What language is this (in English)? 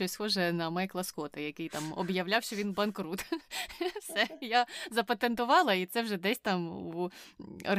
Ukrainian